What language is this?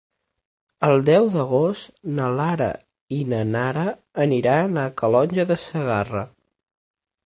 Catalan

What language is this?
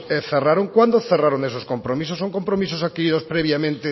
Spanish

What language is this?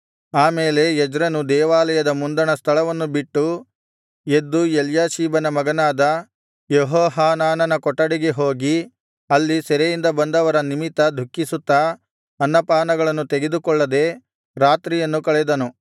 Kannada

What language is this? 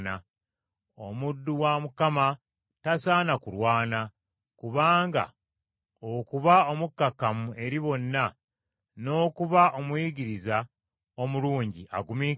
Ganda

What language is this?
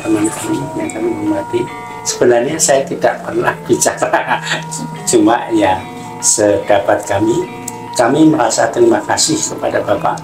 Indonesian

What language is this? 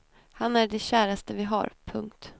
Swedish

